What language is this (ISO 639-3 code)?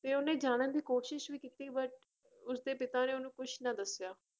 pan